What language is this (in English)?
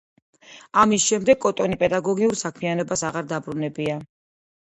Georgian